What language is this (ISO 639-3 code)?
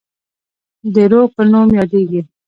pus